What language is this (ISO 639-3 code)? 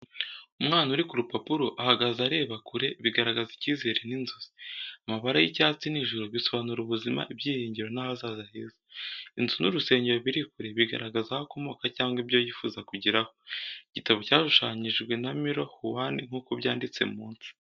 kin